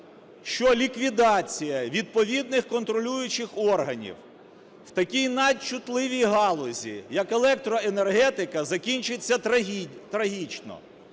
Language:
Ukrainian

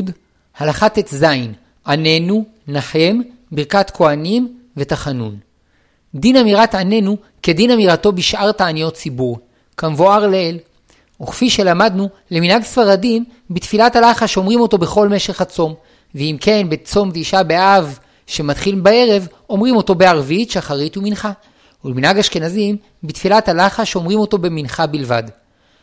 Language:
Hebrew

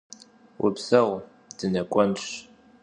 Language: Kabardian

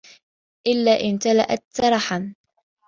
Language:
Arabic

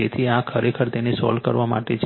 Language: Gujarati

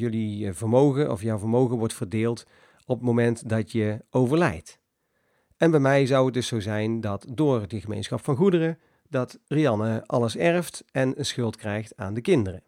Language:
Dutch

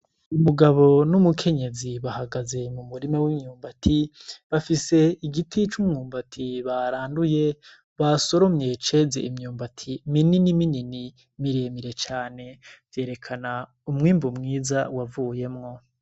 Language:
Rundi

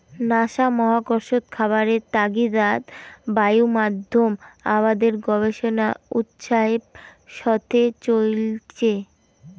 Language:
Bangla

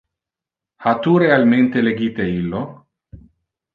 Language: Interlingua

